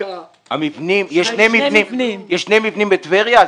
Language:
Hebrew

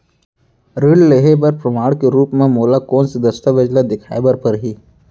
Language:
Chhattisgarhi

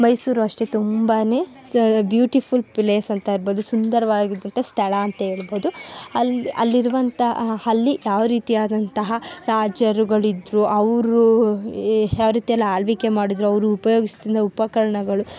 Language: Kannada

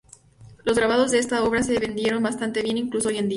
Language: Spanish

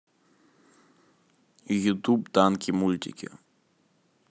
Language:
Russian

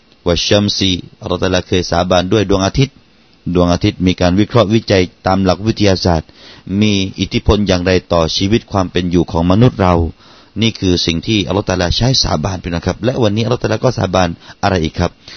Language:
Thai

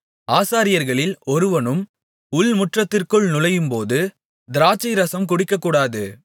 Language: Tamil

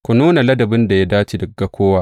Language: Hausa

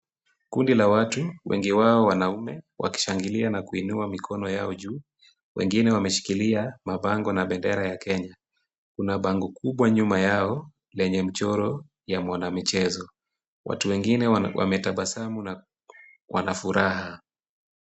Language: Swahili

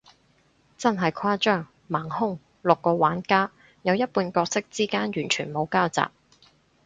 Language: Cantonese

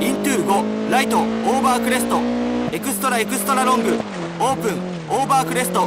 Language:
Japanese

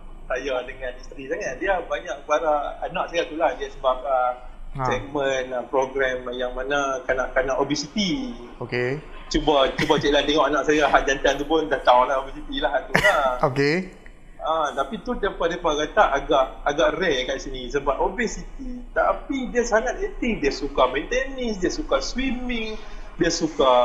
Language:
Malay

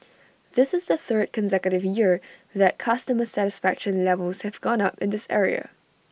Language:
English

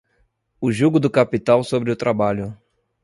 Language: Portuguese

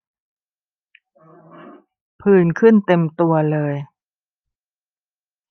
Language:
Thai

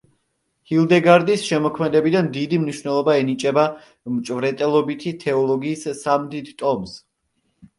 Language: Georgian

